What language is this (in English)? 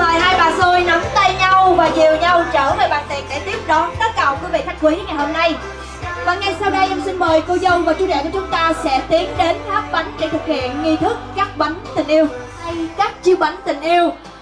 Vietnamese